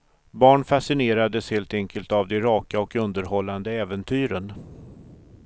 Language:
Swedish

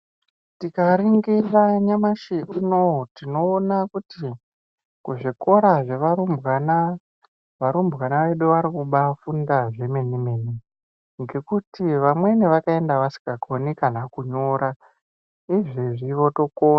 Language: Ndau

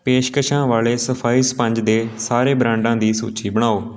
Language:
Punjabi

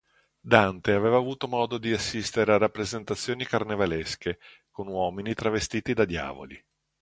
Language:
Italian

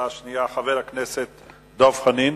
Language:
Hebrew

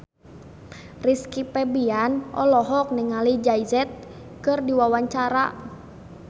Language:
Sundanese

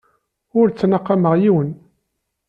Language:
Kabyle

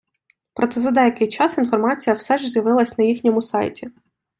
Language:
Ukrainian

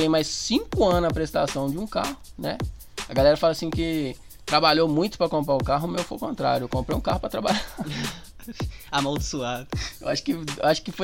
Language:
Portuguese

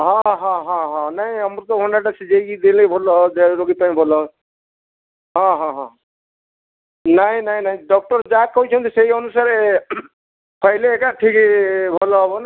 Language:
Odia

